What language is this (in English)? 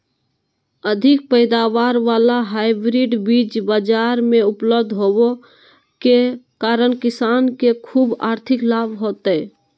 Magahi